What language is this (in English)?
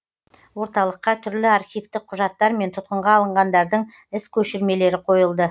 Kazakh